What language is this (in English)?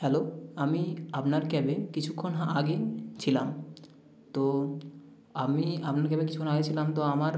Bangla